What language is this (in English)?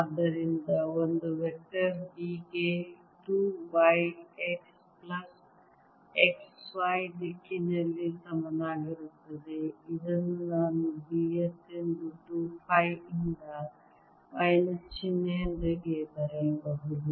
Kannada